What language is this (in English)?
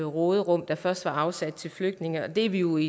Danish